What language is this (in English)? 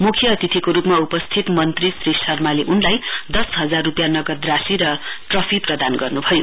Nepali